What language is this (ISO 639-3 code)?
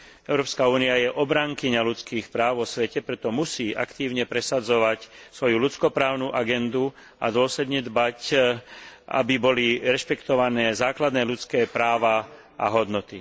slk